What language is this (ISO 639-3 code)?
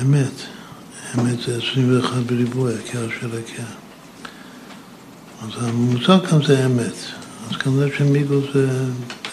heb